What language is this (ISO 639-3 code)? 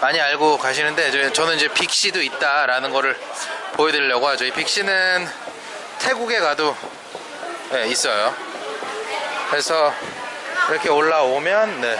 kor